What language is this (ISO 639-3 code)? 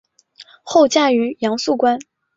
zho